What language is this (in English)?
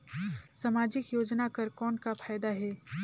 Chhattisgarhi